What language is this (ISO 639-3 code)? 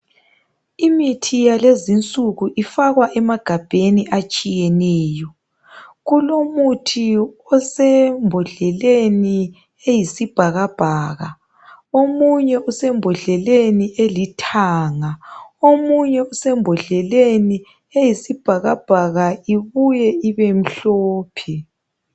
nde